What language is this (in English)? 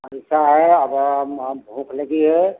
Hindi